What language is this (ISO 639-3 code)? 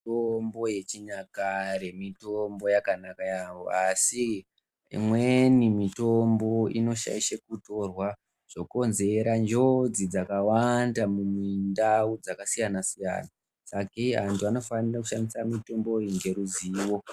ndc